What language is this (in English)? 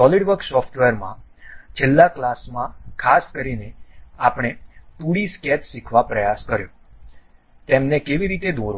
Gujarati